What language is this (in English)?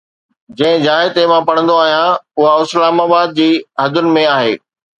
Sindhi